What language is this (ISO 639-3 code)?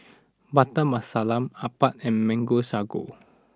eng